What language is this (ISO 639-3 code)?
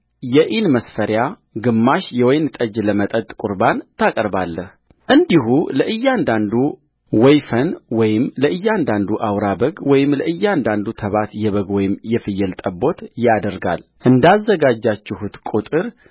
amh